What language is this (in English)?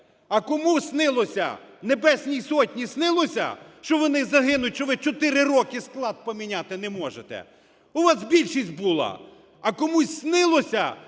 Ukrainian